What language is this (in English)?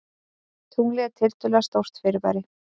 Icelandic